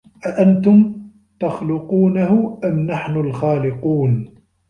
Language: Arabic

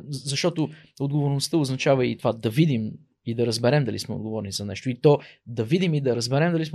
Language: Bulgarian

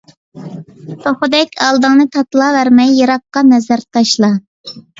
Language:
Uyghur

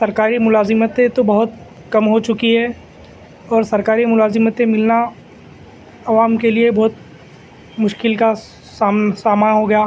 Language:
Urdu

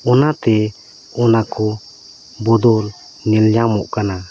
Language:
Santali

